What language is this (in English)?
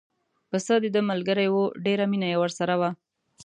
Pashto